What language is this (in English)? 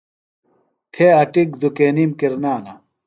Phalura